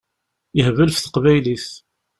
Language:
Kabyle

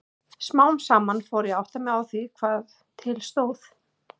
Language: Icelandic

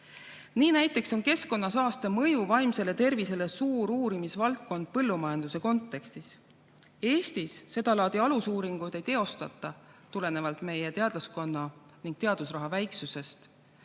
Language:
Estonian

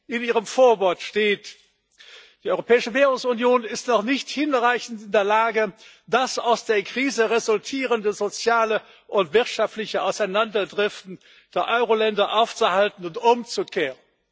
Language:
German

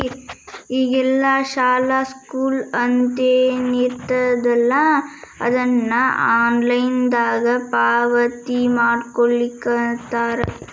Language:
Kannada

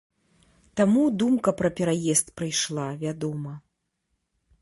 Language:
Belarusian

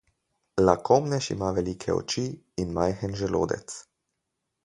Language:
Slovenian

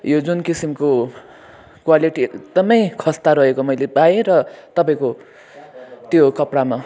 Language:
Nepali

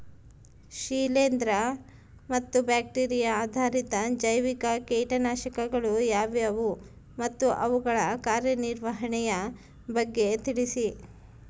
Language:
Kannada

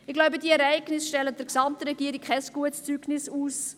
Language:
Swiss German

